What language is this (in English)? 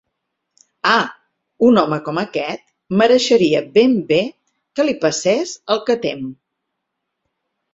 Catalan